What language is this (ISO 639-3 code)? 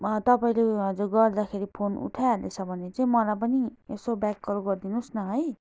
nep